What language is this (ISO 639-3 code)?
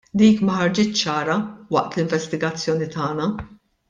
mlt